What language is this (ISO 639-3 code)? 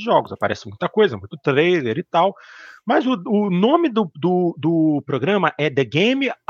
por